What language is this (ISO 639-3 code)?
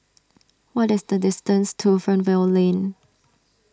eng